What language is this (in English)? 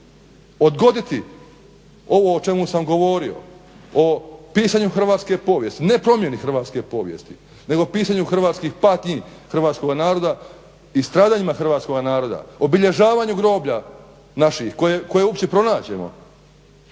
Croatian